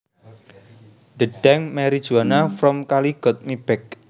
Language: Javanese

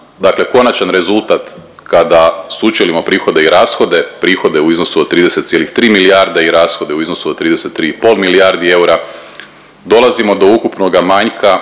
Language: Croatian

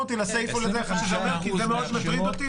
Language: Hebrew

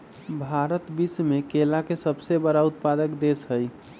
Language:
Magahi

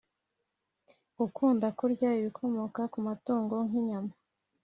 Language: Kinyarwanda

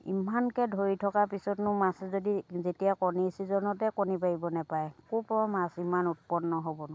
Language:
Assamese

